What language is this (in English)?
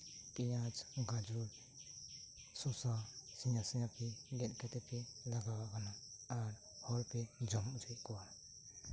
Santali